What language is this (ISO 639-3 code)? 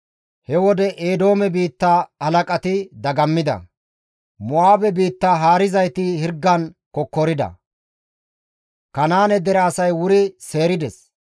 gmv